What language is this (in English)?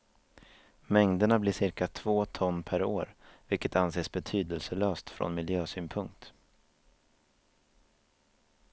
Swedish